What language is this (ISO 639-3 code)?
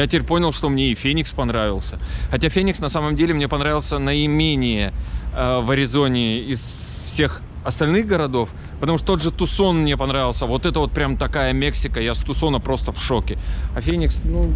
rus